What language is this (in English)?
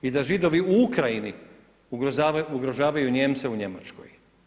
Croatian